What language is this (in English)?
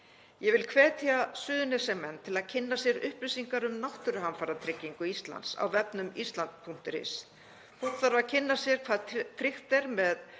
Icelandic